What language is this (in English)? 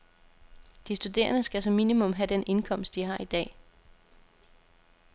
Danish